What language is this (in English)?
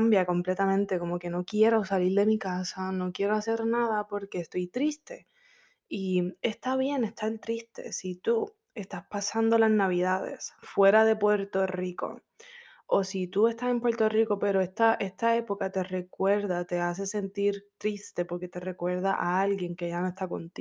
Spanish